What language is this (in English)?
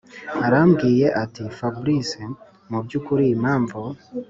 Kinyarwanda